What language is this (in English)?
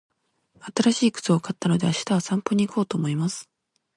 Japanese